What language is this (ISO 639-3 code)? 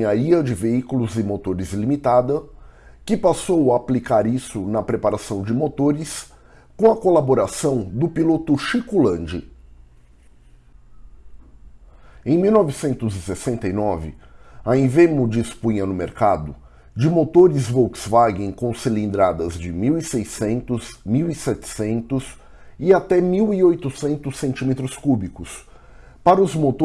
por